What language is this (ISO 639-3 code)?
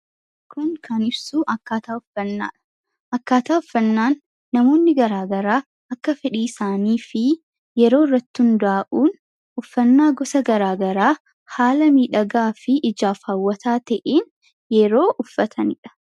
orm